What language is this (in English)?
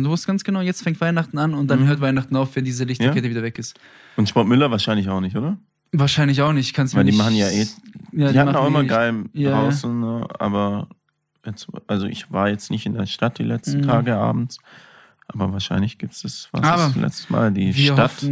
German